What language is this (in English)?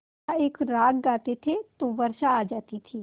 Hindi